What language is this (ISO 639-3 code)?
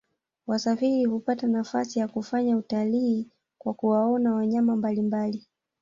swa